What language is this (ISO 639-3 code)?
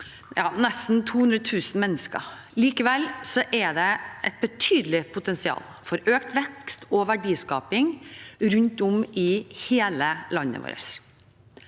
nor